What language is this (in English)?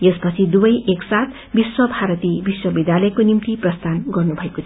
Nepali